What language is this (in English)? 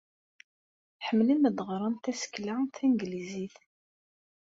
Kabyle